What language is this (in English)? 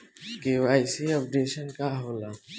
Bhojpuri